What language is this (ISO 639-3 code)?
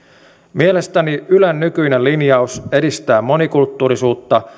fin